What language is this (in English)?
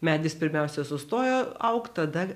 Lithuanian